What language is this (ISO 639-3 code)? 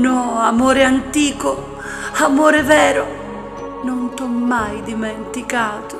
ita